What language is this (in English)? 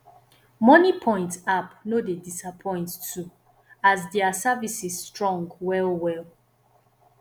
Nigerian Pidgin